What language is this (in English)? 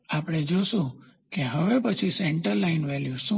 Gujarati